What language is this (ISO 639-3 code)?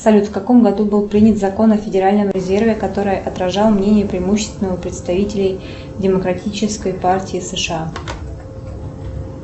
rus